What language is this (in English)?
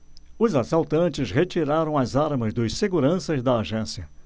Portuguese